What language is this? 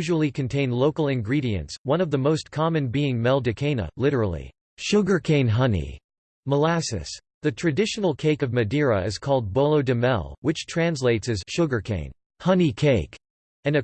English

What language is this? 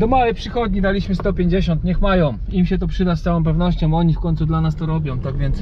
Polish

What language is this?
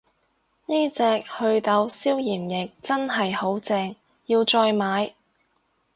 Cantonese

